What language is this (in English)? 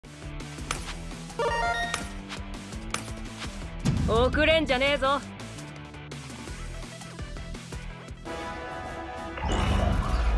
Japanese